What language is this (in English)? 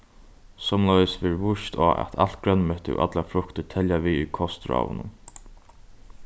Faroese